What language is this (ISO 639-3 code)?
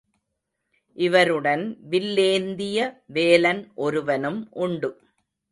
tam